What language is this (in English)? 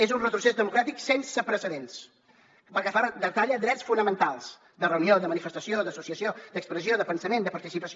Catalan